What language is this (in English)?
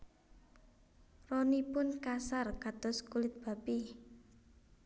Javanese